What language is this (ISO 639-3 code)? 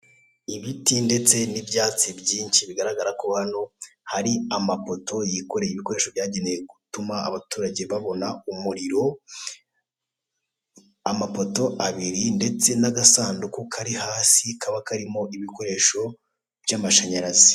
kin